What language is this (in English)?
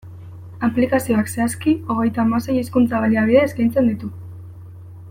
Basque